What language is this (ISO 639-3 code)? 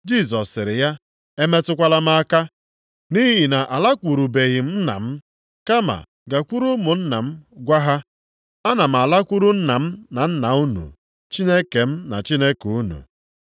ibo